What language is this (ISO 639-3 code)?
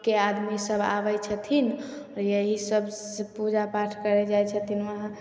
mai